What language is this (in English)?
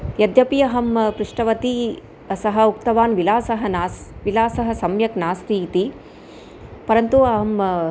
Sanskrit